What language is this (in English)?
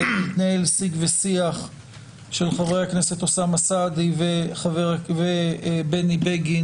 Hebrew